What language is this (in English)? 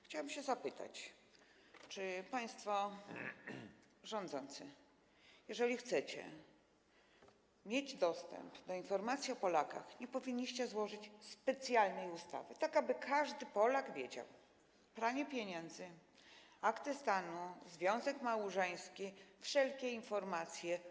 Polish